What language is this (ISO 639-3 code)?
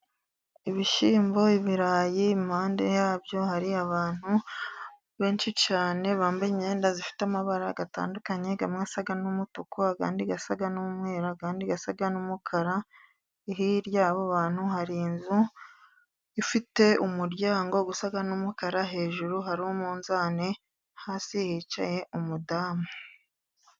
kin